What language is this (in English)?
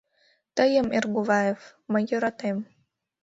Mari